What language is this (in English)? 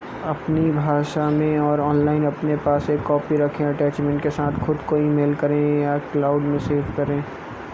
Hindi